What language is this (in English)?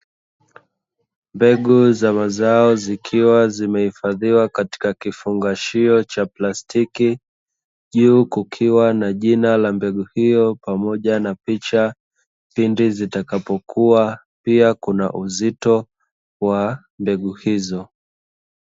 Swahili